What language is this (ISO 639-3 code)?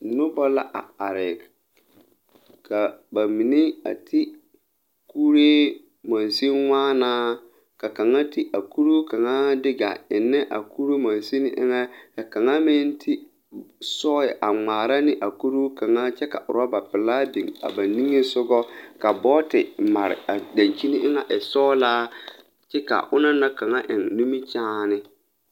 dga